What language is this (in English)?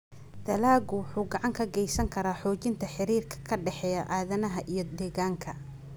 Somali